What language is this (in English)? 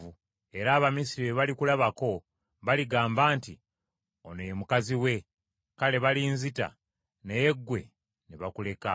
Ganda